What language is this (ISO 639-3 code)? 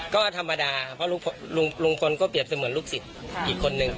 tha